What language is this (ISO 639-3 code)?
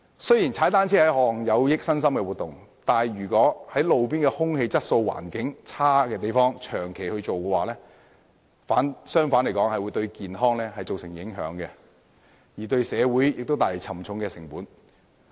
yue